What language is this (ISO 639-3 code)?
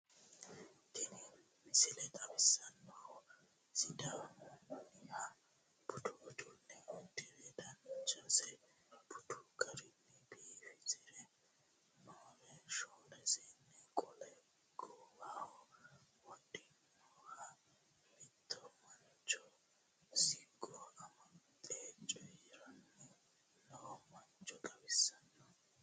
sid